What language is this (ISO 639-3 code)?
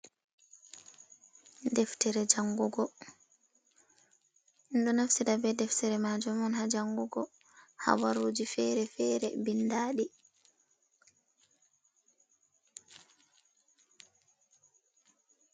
ful